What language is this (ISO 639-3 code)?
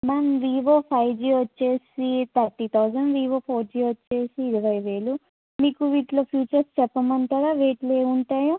tel